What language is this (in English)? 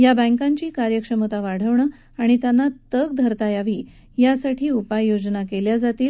Marathi